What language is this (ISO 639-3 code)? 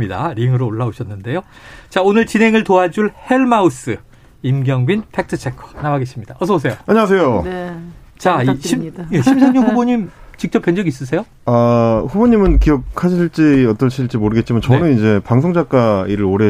kor